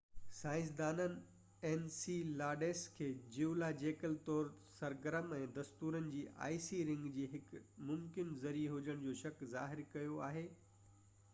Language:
Sindhi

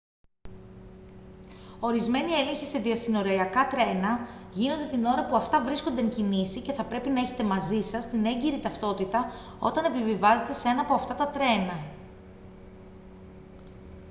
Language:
Greek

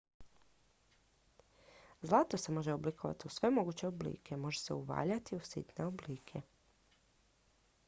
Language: Croatian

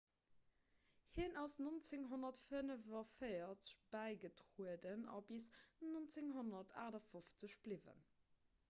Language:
Luxembourgish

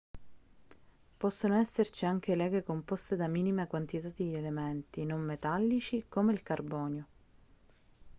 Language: Italian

